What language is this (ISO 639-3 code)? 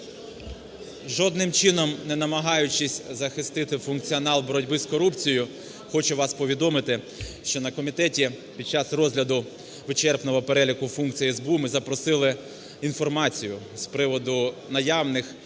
ukr